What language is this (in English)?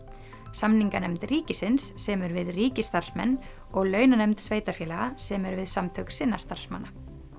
Icelandic